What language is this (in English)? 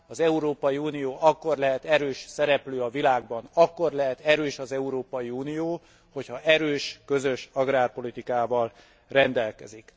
Hungarian